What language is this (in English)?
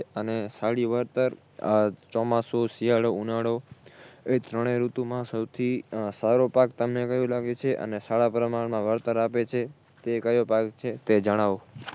Gujarati